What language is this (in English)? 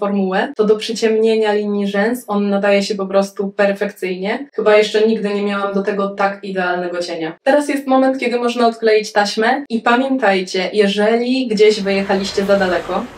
Polish